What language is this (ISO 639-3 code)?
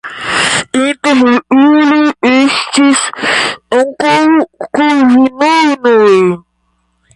epo